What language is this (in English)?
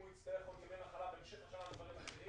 Hebrew